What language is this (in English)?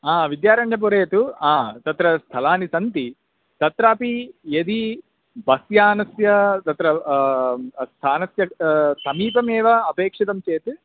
Sanskrit